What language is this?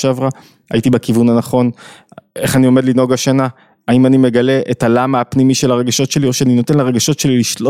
Hebrew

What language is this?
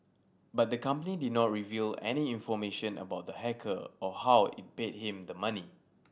English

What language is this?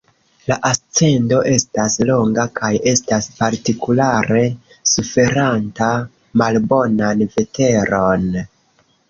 Esperanto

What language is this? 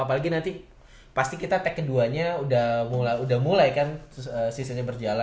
Indonesian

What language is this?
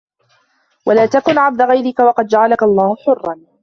Arabic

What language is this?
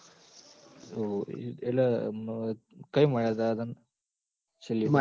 Gujarati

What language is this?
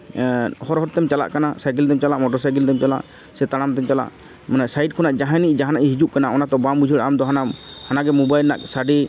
Santali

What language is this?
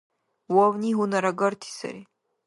Dargwa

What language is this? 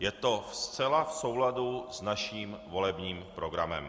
Czech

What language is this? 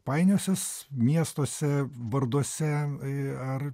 Lithuanian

